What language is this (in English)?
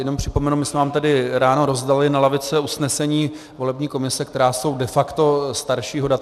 Czech